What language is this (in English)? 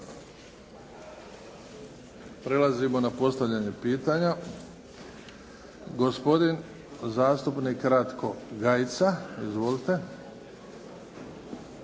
Croatian